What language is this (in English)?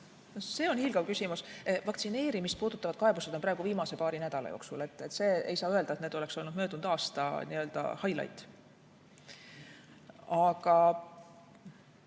Estonian